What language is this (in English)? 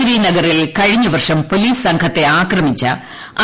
Malayalam